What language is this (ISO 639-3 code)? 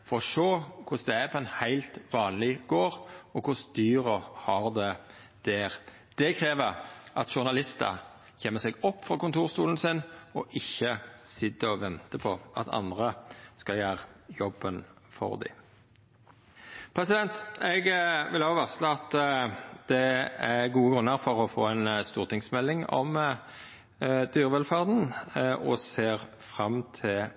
nno